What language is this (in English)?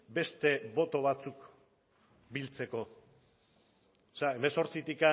Basque